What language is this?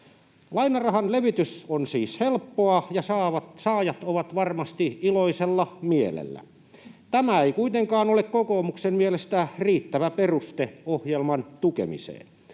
Finnish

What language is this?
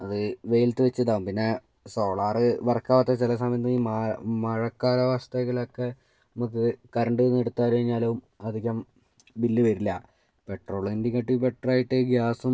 Malayalam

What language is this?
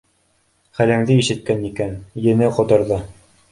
Bashkir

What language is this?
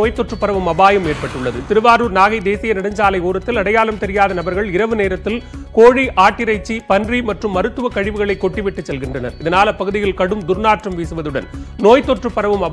Hindi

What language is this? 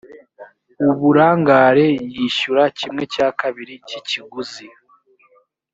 Kinyarwanda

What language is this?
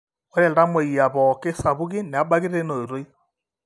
Masai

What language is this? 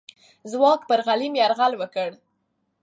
Pashto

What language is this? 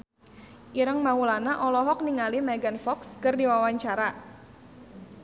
Sundanese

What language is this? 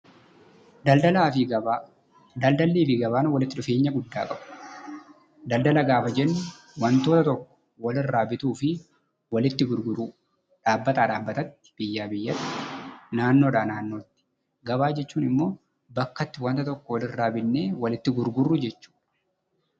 Oromo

